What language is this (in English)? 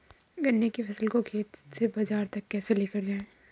Hindi